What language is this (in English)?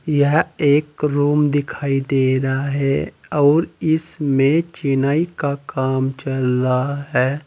Hindi